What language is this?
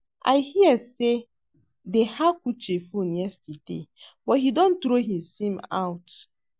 Nigerian Pidgin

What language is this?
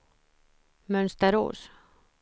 Swedish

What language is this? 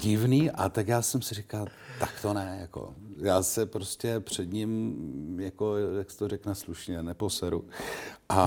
Czech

